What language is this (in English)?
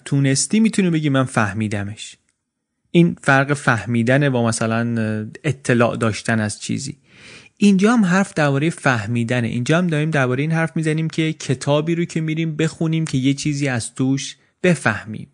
Persian